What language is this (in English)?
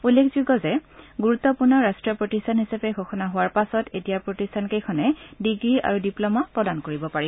Assamese